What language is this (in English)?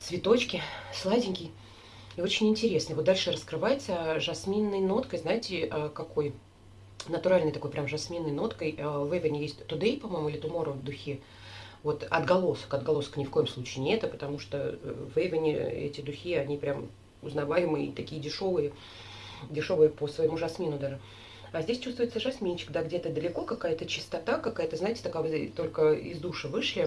Russian